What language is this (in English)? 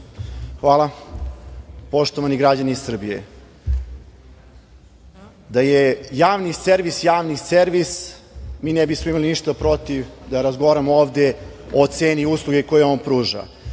Serbian